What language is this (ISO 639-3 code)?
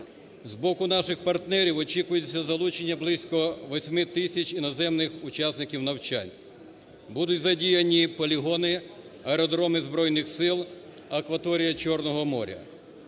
ukr